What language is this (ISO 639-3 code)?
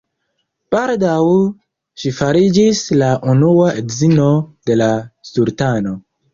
epo